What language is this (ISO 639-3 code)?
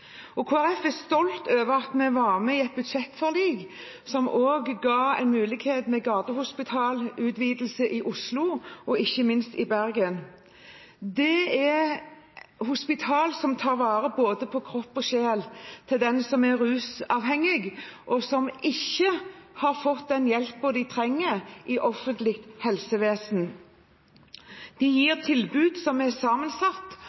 nob